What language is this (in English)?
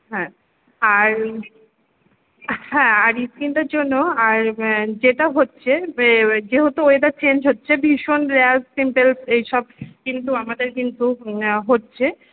Bangla